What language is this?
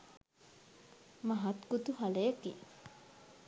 Sinhala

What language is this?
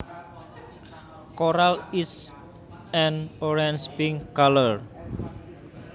Javanese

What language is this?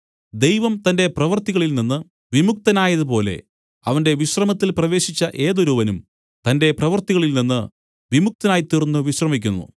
Malayalam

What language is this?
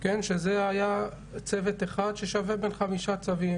Hebrew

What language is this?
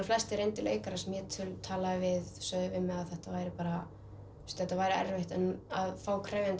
Icelandic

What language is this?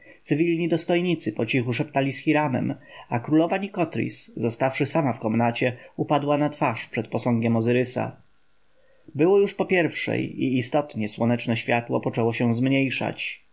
Polish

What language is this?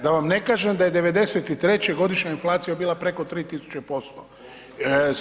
Croatian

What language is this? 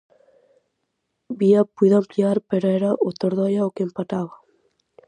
Galician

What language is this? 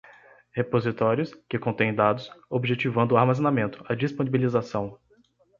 Portuguese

